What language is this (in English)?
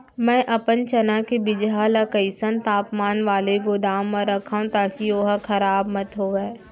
Chhattisgarhi